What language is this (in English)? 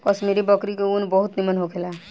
Bhojpuri